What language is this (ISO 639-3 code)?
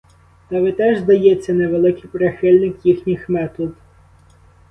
ukr